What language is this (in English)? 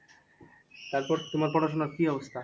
Bangla